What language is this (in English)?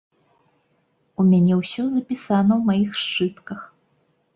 Belarusian